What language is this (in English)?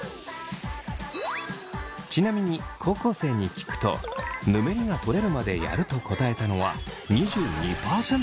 Japanese